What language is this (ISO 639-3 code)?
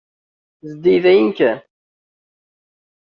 kab